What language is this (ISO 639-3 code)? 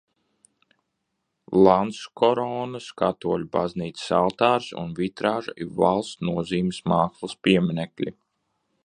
lav